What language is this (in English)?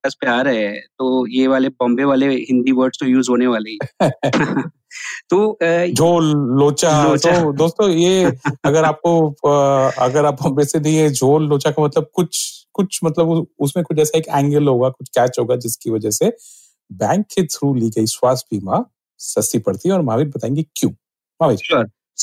Hindi